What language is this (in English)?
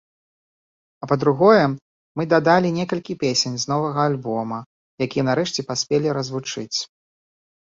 Belarusian